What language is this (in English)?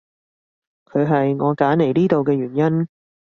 Cantonese